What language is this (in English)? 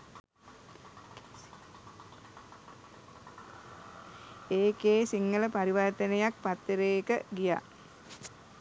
Sinhala